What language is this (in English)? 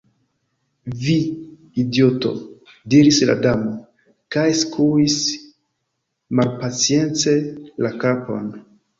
Esperanto